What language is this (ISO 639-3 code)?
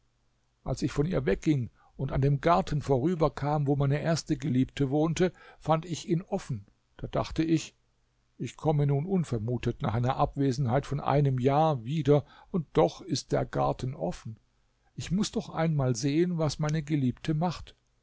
deu